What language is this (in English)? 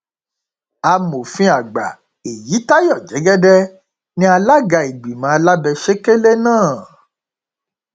Yoruba